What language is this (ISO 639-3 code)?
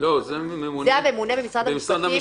heb